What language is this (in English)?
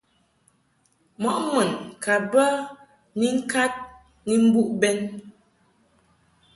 Mungaka